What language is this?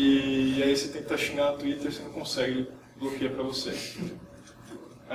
Portuguese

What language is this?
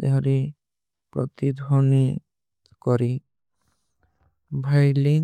Kui (India)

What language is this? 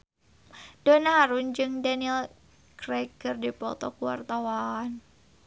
Sundanese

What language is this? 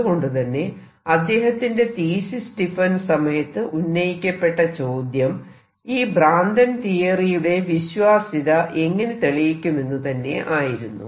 Malayalam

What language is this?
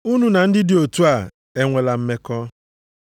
Igbo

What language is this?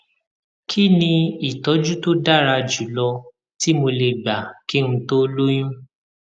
Yoruba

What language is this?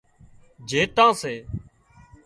Wadiyara Koli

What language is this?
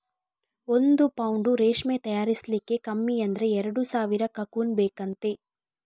Kannada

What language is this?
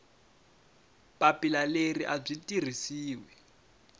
Tsonga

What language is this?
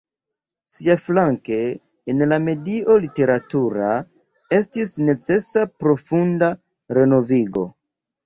Esperanto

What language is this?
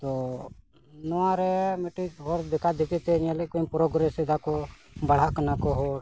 Santali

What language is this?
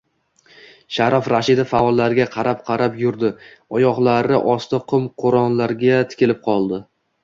Uzbek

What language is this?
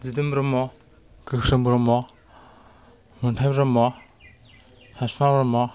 Bodo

